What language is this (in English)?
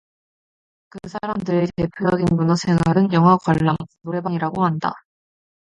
Korean